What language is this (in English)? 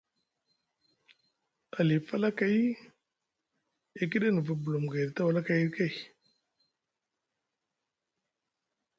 Musgu